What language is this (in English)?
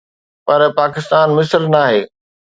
Sindhi